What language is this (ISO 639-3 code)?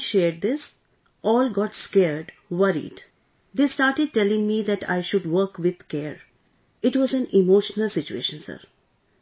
eng